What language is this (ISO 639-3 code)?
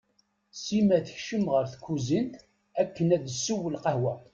kab